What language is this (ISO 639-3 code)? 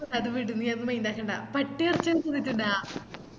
mal